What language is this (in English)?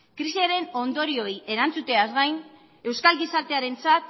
Basque